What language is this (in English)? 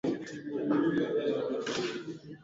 Swahili